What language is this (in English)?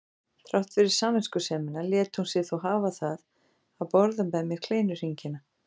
Icelandic